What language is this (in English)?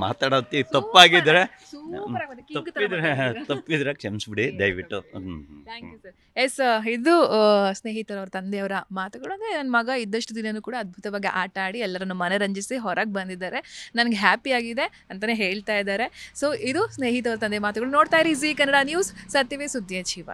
Kannada